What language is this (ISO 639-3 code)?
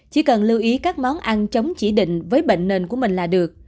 vie